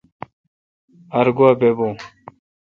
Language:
Kalkoti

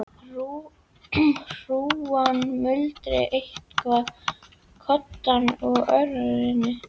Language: Icelandic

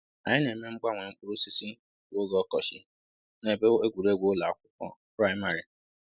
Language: Igbo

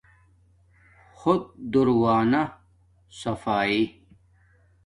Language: Domaaki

